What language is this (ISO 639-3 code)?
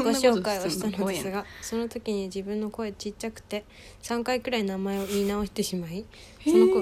jpn